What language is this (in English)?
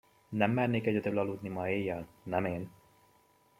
Hungarian